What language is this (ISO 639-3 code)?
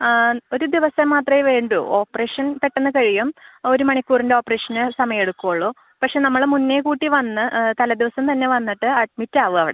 mal